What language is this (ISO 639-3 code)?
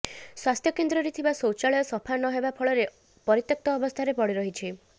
ori